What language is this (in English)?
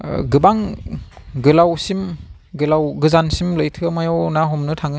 Bodo